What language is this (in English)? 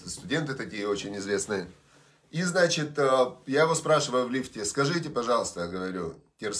Russian